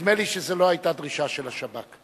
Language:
Hebrew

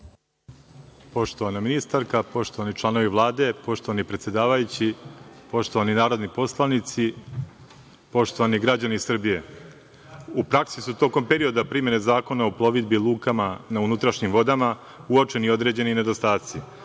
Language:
Serbian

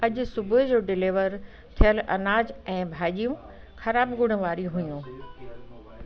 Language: Sindhi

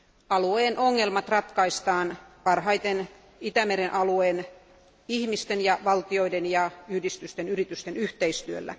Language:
Finnish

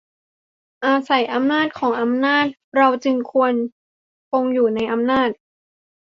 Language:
Thai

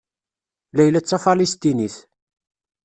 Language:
Kabyle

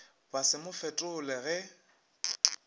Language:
Northern Sotho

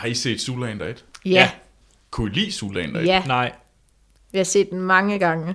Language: Danish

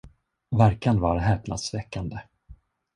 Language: Swedish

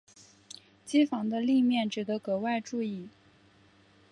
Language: Chinese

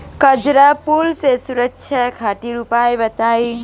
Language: Bhojpuri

